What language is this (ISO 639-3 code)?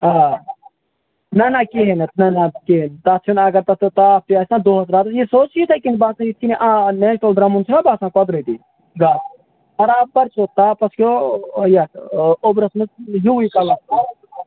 kas